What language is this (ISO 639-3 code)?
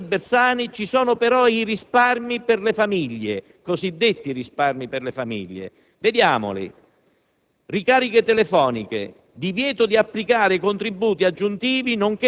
ita